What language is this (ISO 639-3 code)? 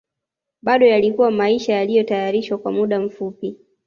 swa